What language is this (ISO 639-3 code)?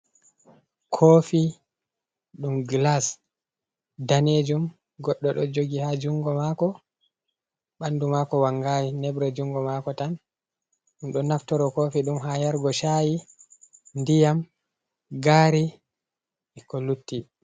ful